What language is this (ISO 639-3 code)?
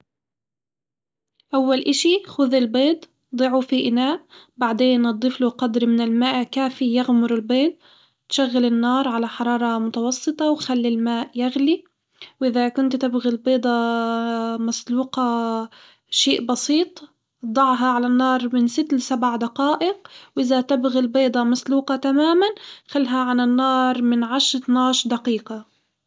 acw